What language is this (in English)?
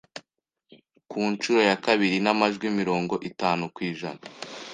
Kinyarwanda